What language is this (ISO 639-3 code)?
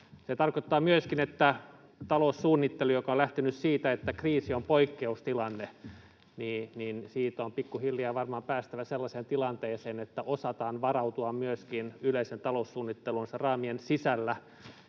fin